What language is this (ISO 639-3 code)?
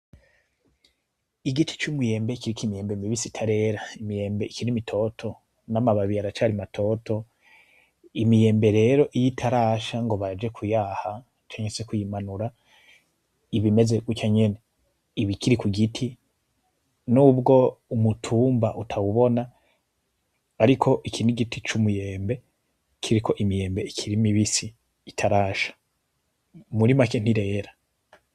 run